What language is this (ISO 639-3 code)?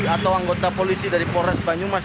ind